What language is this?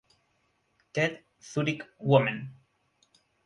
Spanish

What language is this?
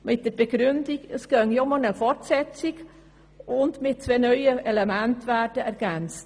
Swiss German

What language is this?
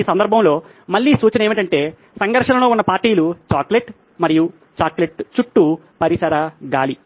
Telugu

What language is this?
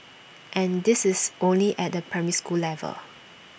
English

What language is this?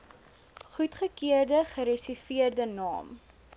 Afrikaans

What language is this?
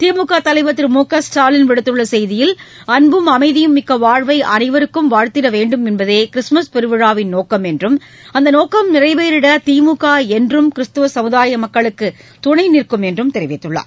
Tamil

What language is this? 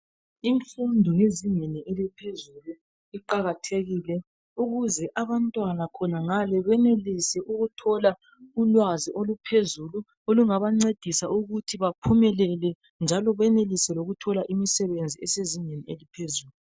North Ndebele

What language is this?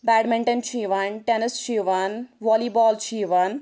Kashmiri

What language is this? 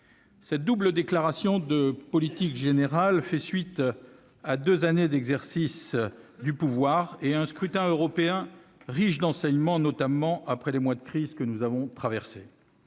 French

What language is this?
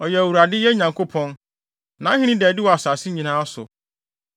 Akan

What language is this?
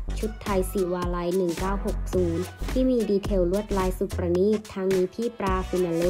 Thai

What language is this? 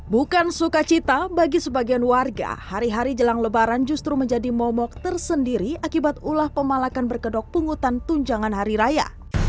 Indonesian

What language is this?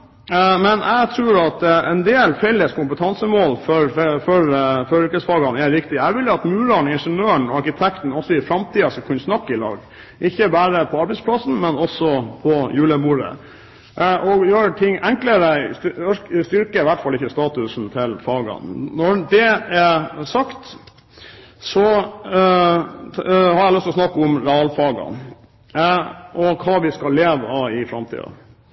Norwegian Bokmål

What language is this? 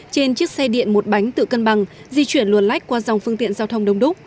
Vietnamese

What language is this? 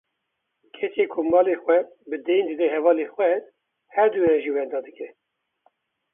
Kurdish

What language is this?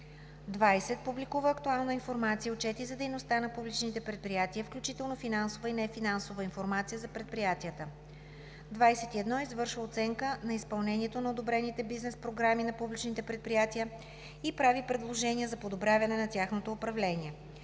Bulgarian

